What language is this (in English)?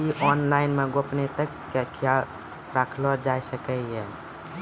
Maithili